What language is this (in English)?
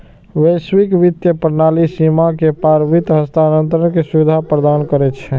Maithili